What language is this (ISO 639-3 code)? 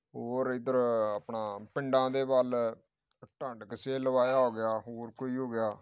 pan